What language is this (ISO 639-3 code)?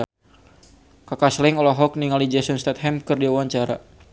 sun